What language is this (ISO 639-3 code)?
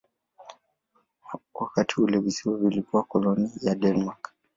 swa